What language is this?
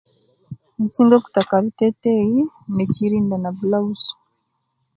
Kenyi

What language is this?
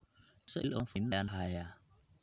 Somali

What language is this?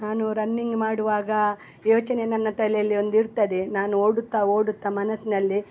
Kannada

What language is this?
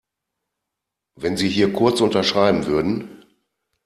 German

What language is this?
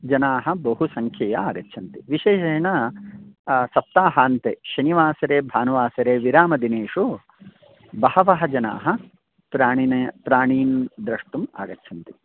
Sanskrit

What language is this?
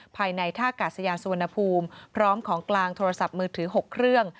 Thai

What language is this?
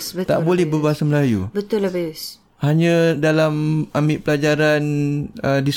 Malay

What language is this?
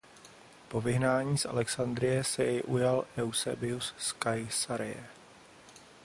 Czech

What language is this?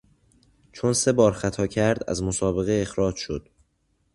Persian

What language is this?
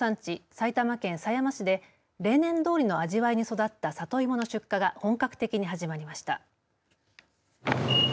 Japanese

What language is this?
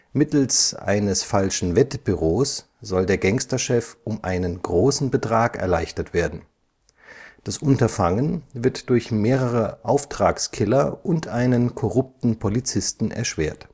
German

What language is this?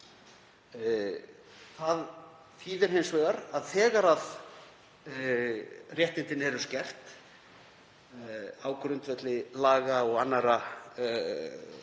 Icelandic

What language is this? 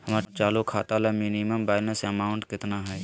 Magahi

